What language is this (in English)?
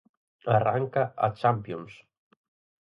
Galician